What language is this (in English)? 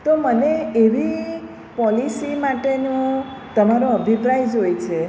Gujarati